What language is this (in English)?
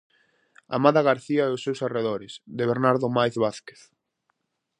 Galician